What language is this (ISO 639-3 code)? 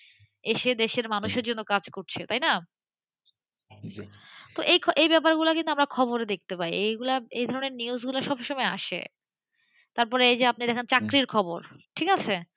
ben